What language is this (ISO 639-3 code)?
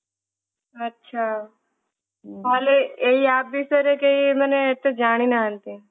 ori